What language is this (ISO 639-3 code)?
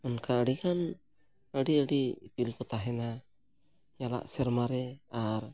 sat